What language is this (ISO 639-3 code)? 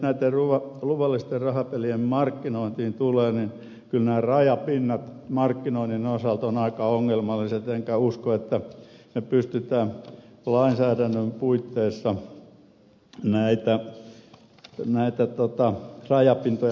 fin